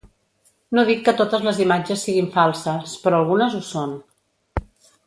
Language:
Catalan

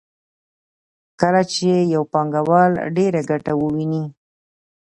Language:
Pashto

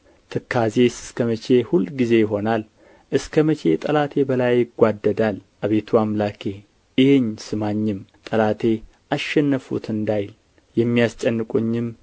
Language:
Amharic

